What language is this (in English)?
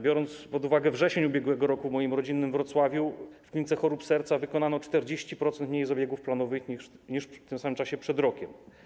Polish